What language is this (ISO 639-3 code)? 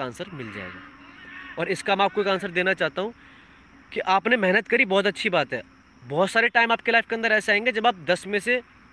hin